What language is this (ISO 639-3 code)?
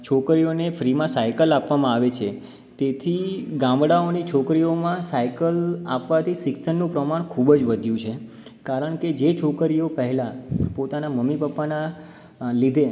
guj